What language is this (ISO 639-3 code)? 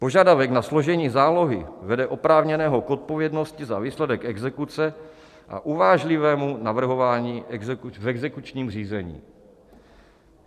ces